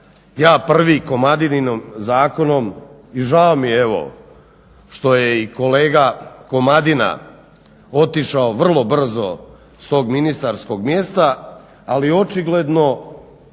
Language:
Croatian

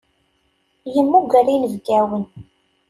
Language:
Kabyle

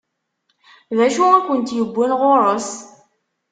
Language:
Kabyle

